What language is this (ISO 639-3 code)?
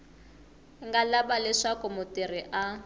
tso